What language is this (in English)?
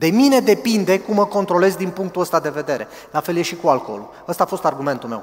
Romanian